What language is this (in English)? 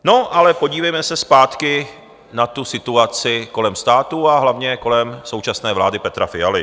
Czech